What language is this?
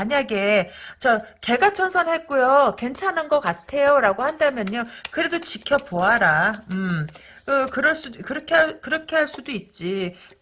Korean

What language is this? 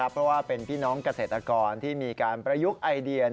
Thai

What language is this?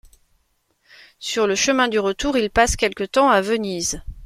French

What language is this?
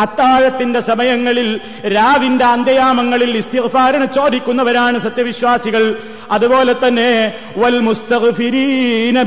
Malayalam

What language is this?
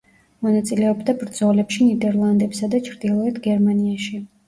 Georgian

